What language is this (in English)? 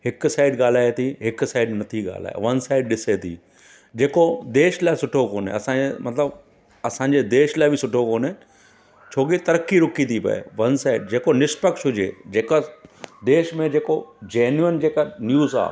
Sindhi